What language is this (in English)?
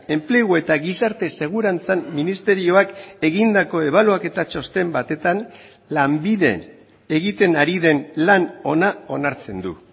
Basque